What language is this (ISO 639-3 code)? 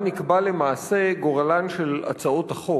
heb